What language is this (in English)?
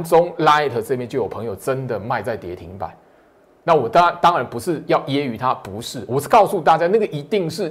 Chinese